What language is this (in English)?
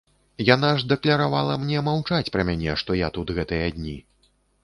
Belarusian